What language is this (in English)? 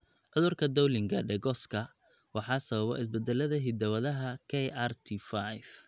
Somali